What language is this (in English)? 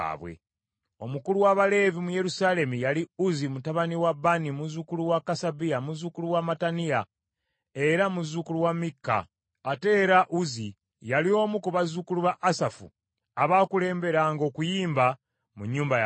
Ganda